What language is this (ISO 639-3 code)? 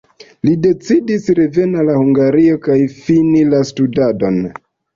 epo